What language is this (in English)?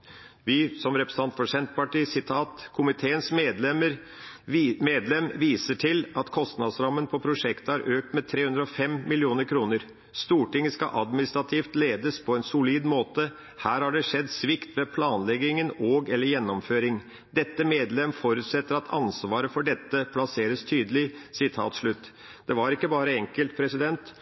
Norwegian Bokmål